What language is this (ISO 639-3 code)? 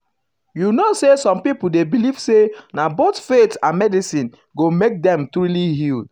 pcm